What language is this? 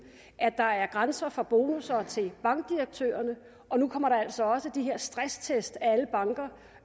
Danish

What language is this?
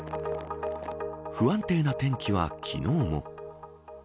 Japanese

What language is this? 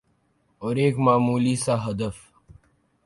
Urdu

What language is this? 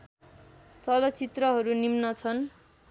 Nepali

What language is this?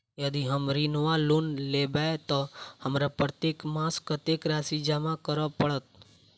Maithili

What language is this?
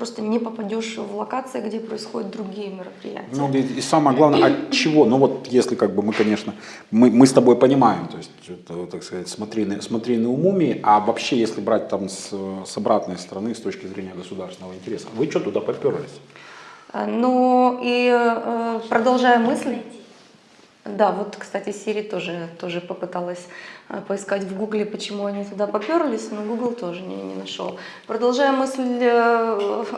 Russian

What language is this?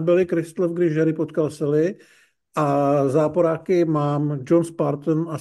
Czech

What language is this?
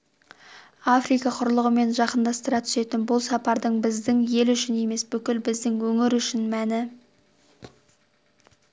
Kazakh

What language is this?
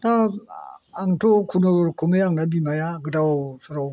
Bodo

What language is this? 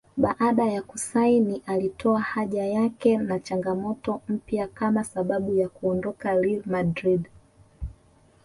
Swahili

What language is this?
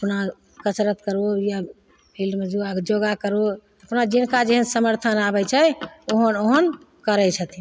Maithili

